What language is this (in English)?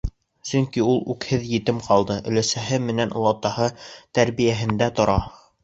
Bashkir